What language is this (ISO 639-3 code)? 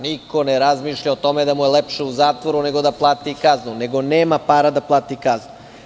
srp